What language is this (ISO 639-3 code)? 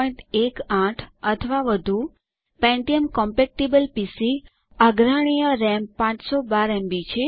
guj